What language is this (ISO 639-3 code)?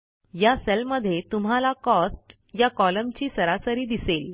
mar